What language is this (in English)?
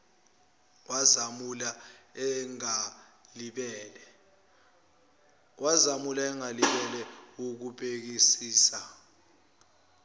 Zulu